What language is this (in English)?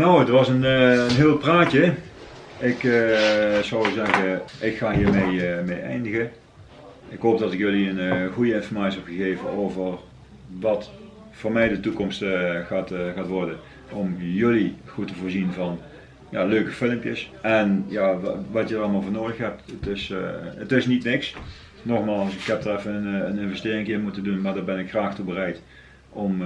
Dutch